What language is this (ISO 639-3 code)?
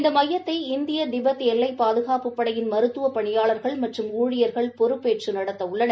tam